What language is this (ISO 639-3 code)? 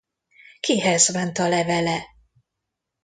hun